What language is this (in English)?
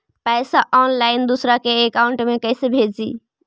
Magahi